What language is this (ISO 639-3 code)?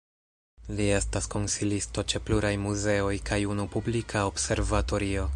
epo